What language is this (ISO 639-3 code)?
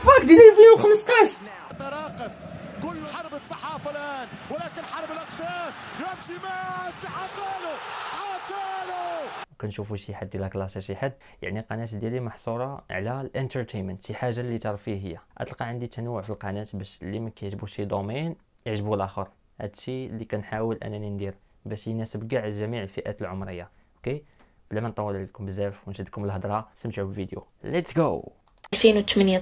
ara